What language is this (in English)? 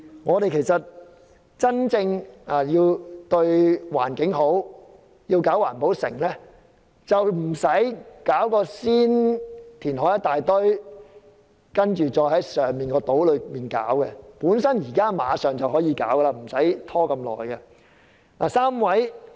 Cantonese